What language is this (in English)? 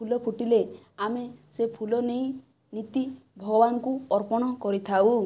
Odia